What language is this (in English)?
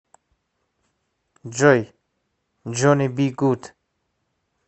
Russian